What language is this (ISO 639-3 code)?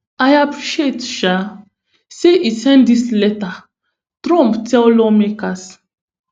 pcm